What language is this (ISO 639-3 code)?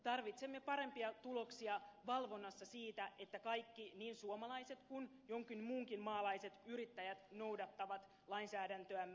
fin